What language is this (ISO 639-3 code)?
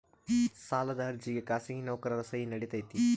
kan